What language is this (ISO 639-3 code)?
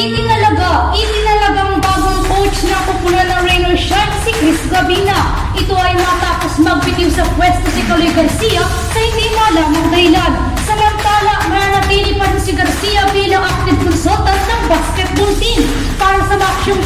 fil